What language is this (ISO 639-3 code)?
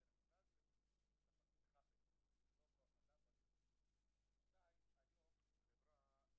heb